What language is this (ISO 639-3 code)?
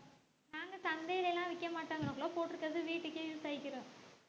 tam